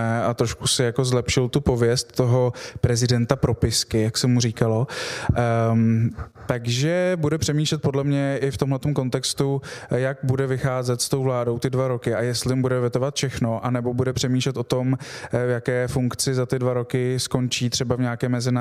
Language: Czech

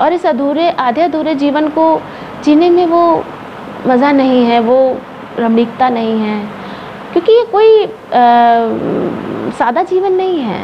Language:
Hindi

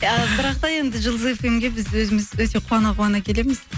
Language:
Kazakh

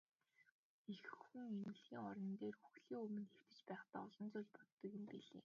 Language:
Mongolian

